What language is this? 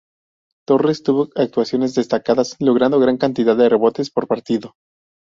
Spanish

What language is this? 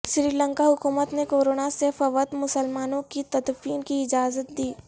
Urdu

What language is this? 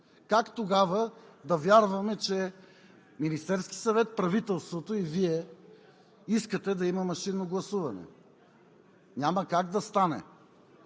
Bulgarian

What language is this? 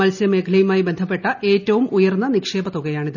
Malayalam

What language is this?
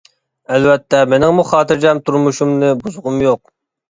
Uyghur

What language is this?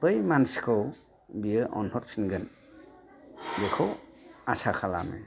Bodo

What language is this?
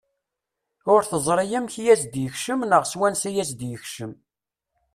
Kabyle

